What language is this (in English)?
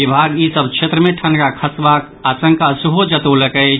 Maithili